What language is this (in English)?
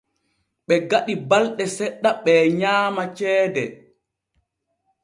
Borgu Fulfulde